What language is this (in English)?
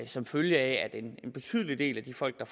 Danish